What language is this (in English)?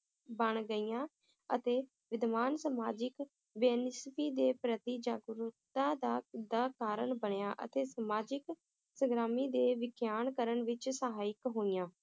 Punjabi